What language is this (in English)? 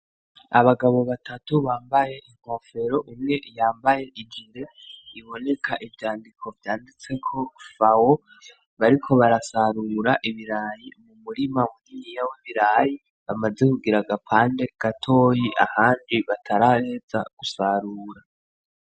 Rundi